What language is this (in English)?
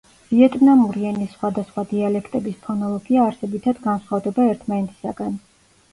Georgian